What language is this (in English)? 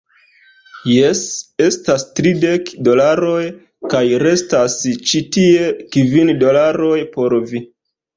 Esperanto